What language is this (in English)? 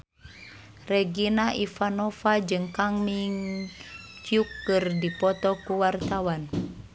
Sundanese